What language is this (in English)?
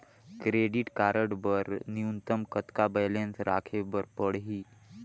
Chhattisgarhi